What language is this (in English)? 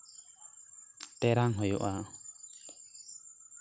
Santali